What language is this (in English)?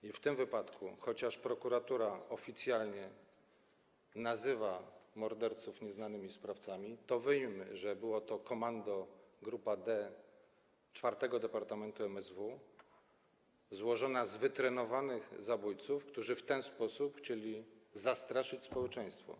Polish